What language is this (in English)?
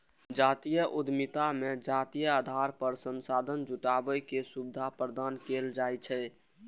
Maithili